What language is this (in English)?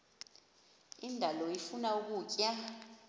Xhosa